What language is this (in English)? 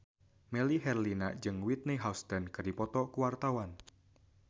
Sundanese